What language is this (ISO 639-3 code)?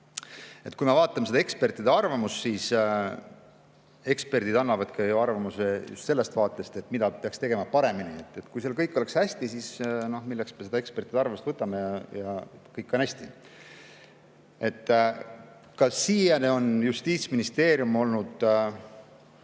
est